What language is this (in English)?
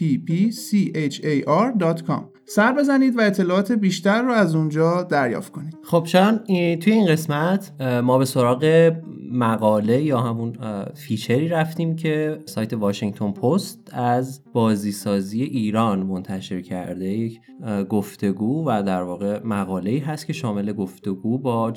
Persian